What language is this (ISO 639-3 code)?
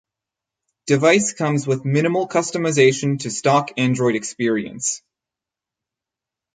eng